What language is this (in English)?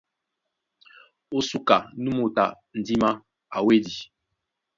Duala